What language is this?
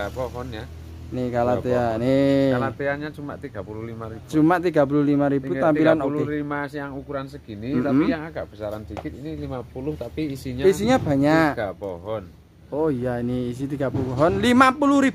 Indonesian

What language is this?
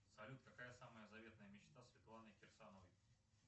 Russian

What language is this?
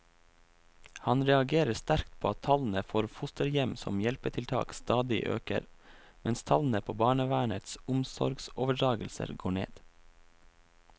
Norwegian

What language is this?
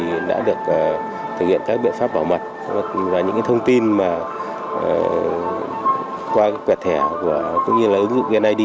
Vietnamese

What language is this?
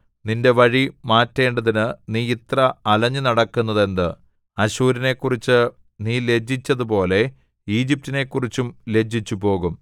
Malayalam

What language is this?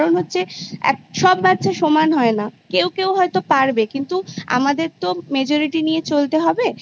Bangla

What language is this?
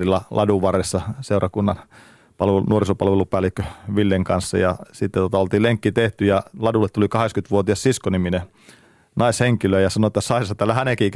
Finnish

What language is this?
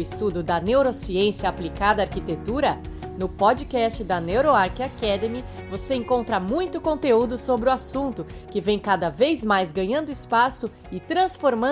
Portuguese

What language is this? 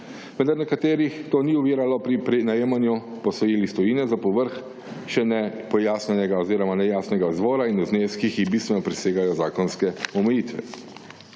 Slovenian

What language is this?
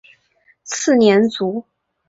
Chinese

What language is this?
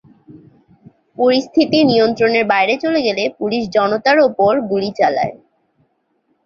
Bangla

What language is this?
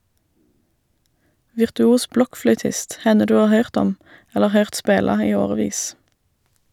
Norwegian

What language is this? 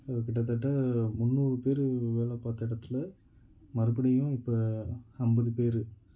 Tamil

